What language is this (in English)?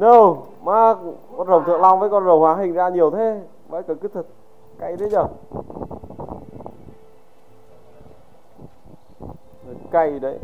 Vietnamese